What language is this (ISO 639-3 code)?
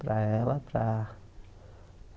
por